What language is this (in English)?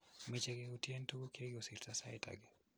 Kalenjin